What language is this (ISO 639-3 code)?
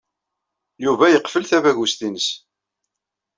kab